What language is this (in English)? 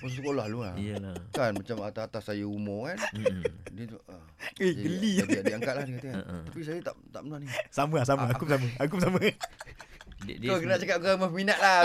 Malay